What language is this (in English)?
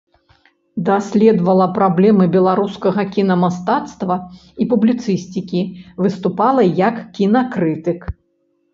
Belarusian